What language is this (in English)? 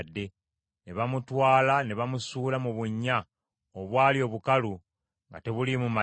Ganda